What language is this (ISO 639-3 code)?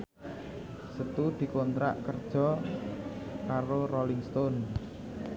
jav